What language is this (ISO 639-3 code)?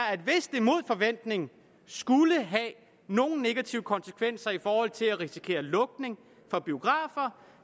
dan